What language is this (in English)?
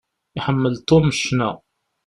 Kabyle